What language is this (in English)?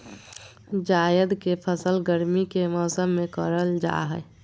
Magahi